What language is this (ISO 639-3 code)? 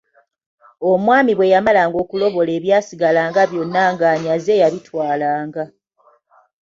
lug